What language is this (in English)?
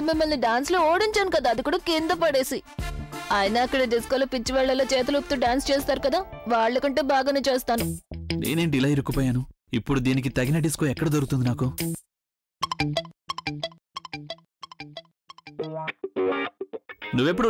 Telugu